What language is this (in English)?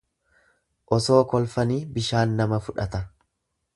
Oromo